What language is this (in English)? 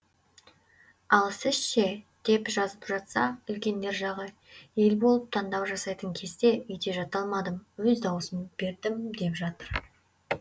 Kazakh